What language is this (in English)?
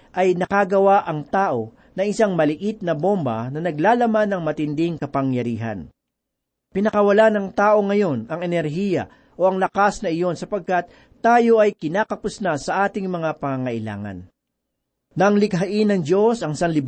Filipino